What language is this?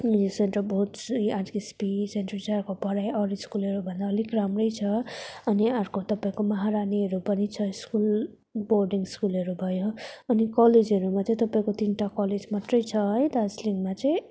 Nepali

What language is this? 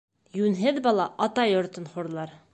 Bashkir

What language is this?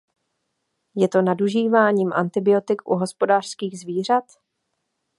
Czech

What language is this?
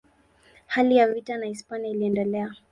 Swahili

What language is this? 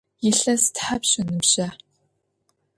Adyghe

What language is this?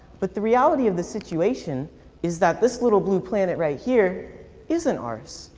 English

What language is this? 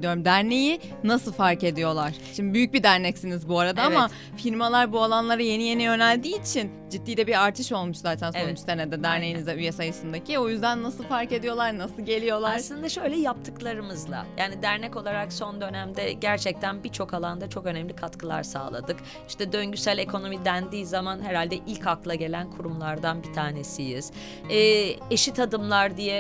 Turkish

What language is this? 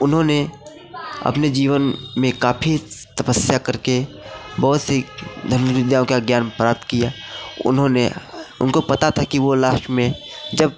Hindi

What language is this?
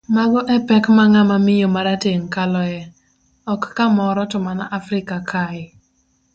Luo (Kenya and Tanzania)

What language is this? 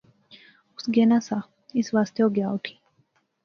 Pahari-Potwari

